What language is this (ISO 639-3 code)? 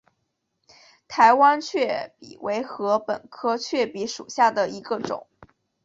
zho